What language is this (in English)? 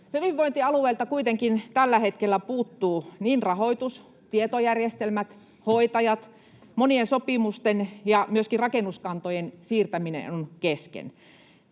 Finnish